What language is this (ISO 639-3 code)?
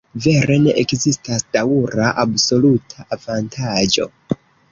epo